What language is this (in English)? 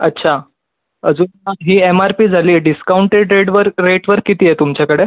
Marathi